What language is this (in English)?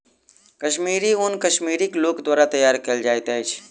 Maithili